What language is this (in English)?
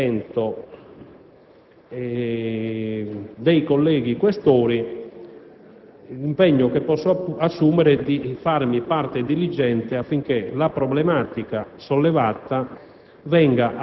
Italian